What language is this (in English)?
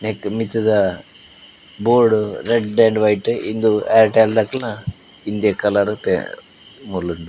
Tulu